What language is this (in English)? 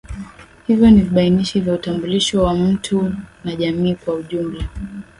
Swahili